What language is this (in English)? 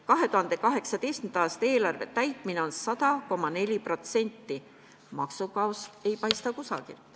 Estonian